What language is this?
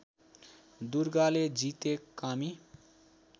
Nepali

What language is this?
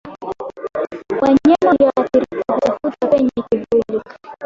Swahili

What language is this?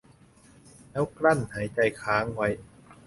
Thai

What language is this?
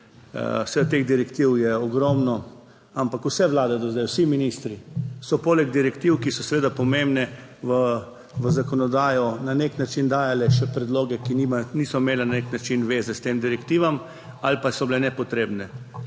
Slovenian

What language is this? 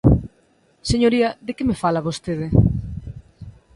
Galician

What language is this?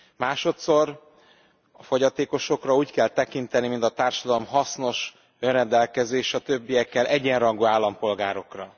Hungarian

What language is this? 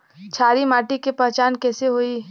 Bhojpuri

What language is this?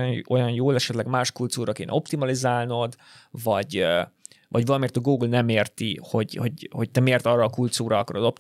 Hungarian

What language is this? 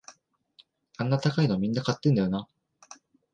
Japanese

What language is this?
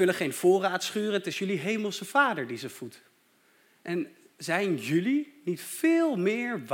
Dutch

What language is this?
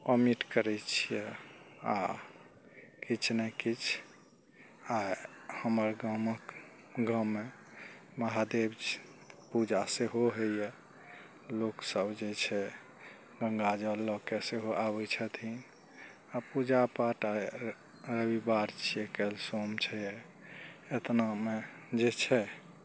Maithili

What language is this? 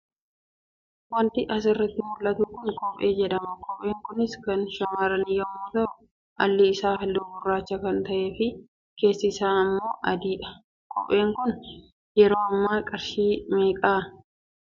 Oromo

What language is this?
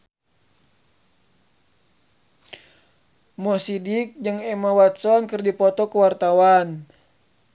Sundanese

